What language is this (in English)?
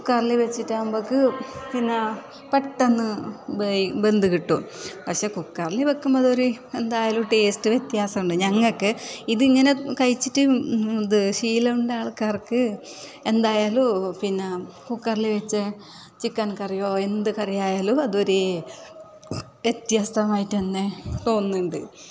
Malayalam